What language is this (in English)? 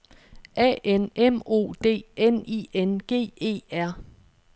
Danish